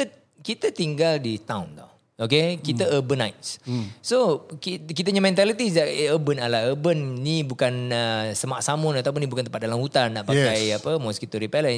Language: Malay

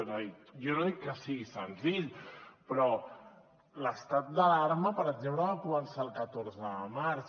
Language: Catalan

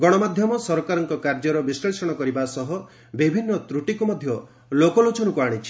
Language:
Odia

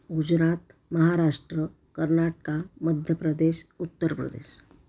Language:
Marathi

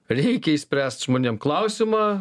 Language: Lithuanian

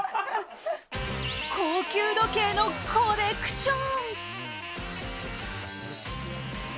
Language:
Japanese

